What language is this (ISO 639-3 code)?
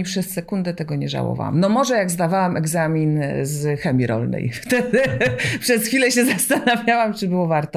pol